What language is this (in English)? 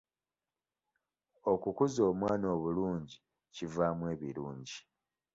Ganda